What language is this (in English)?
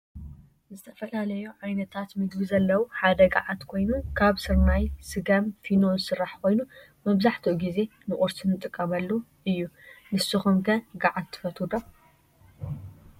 Tigrinya